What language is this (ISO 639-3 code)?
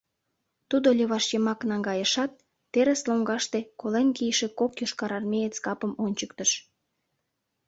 chm